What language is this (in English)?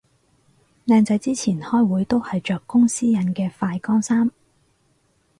Cantonese